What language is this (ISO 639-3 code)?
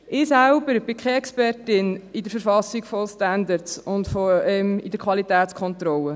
gsw